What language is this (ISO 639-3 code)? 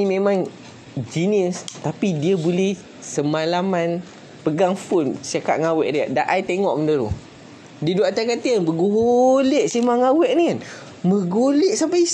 msa